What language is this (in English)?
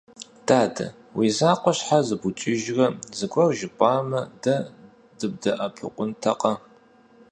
Kabardian